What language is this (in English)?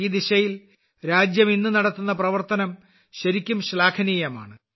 Malayalam